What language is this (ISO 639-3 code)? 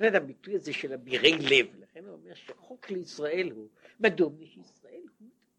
heb